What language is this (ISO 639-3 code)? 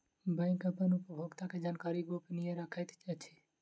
mai